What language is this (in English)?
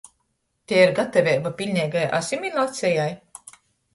Latgalian